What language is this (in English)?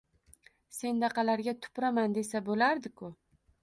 Uzbek